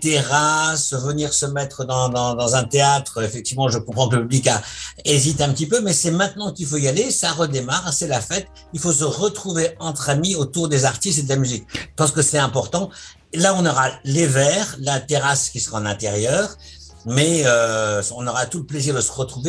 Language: French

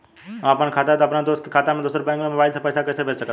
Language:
Bhojpuri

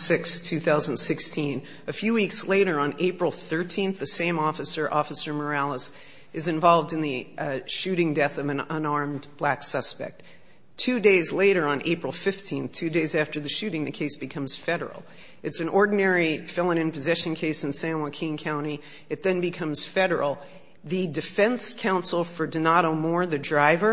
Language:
English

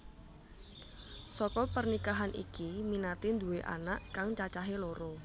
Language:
Javanese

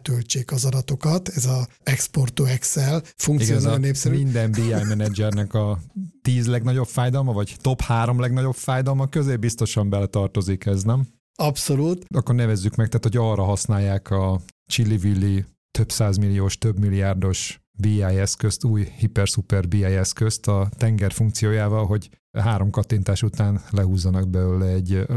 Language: Hungarian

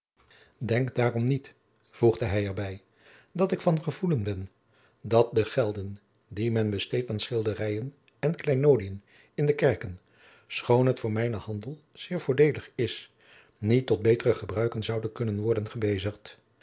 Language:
Dutch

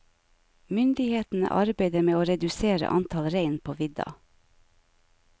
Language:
Norwegian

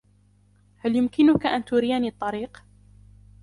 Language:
Arabic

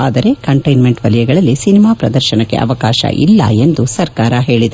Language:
Kannada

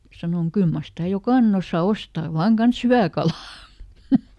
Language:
Finnish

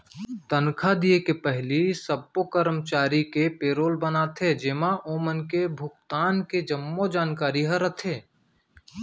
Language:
Chhattisgarhi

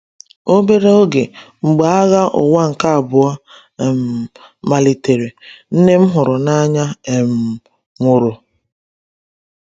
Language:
Igbo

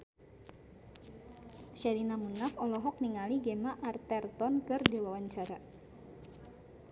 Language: Sundanese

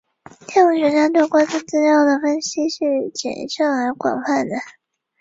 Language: Chinese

